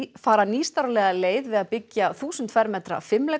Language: Icelandic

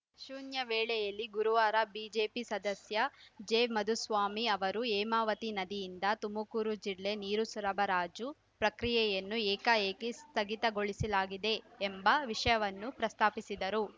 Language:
Kannada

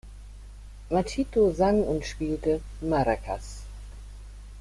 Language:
German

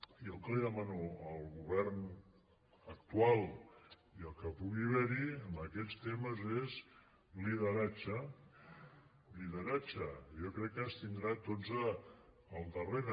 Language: Catalan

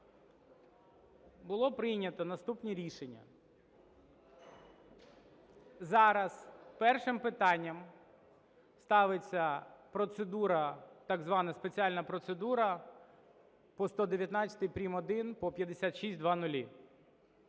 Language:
Ukrainian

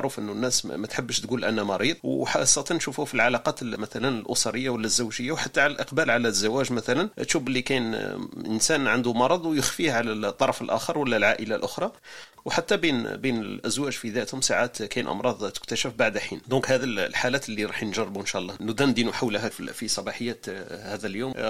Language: Arabic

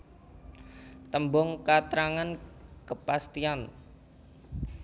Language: Javanese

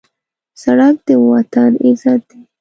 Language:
Pashto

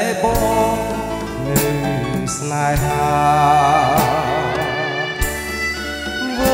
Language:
Thai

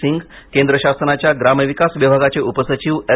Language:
Marathi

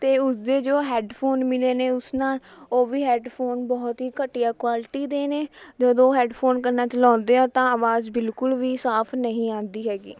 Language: Punjabi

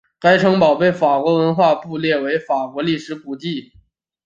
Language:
Chinese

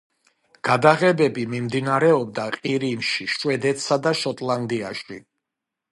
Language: Georgian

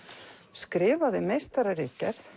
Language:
Icelandic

